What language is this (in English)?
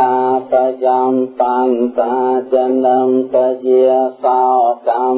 Vietnamese